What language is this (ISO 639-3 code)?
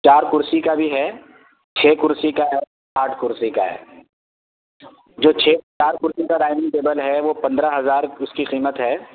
urd